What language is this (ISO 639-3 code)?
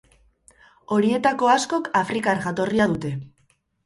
eus